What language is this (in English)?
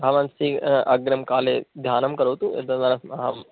Sanskrit